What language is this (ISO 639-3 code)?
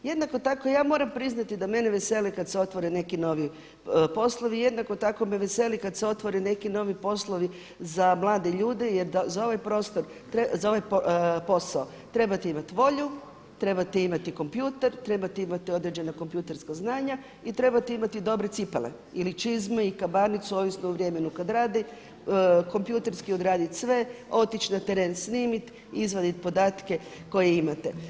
hrv